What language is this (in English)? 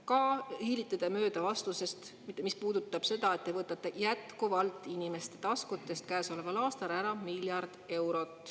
Estonian